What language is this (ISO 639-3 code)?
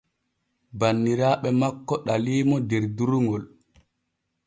fue